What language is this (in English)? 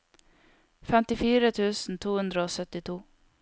Norwegian